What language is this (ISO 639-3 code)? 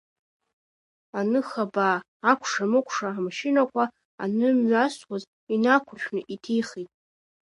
abk